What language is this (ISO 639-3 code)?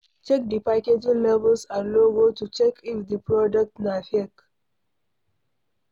pcm